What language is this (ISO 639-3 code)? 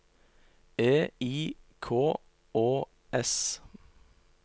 nor